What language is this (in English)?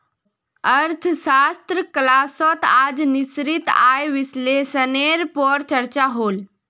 Magahi